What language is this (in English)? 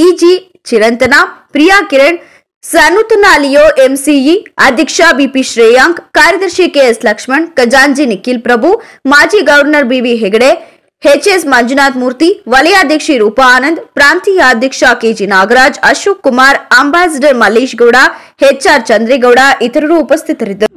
Kannada